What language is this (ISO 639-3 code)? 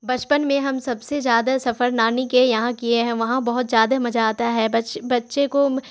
urd